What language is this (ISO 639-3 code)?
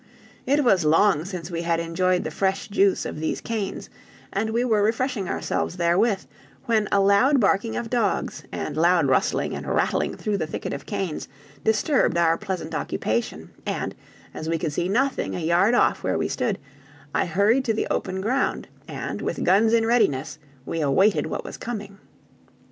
eng